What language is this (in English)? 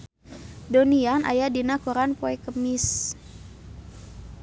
Sundanese